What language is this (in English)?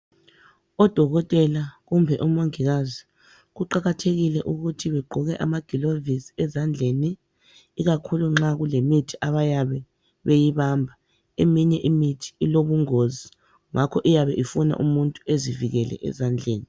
North Ndebele